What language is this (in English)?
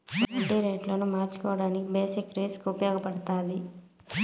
Telugu